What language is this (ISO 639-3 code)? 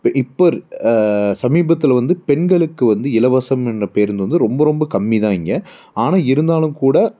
tam